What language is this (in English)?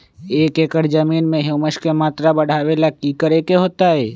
Magahi